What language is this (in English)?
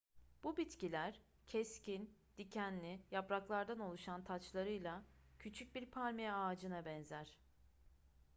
Turkish